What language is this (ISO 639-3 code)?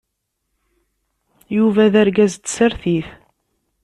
kab